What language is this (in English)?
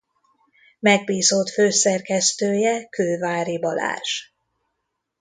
Hungarian